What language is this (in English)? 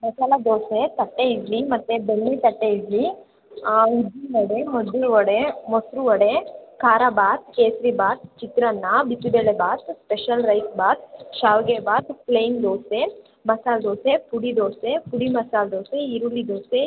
Kannada